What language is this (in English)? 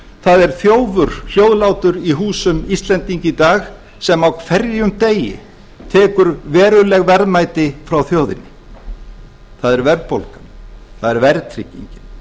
Icelandic